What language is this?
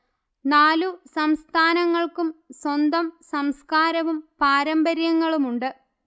Malayalam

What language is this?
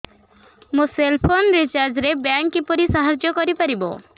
Odia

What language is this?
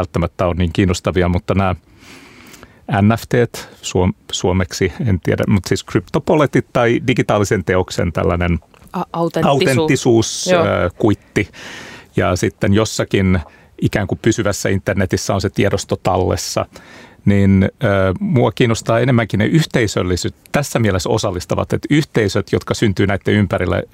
Finnish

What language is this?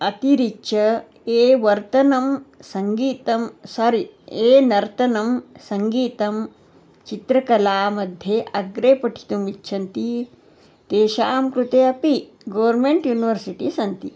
Sanskrit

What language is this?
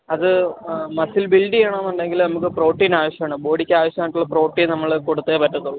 Malayalam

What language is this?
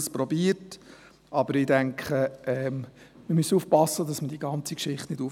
Swiss German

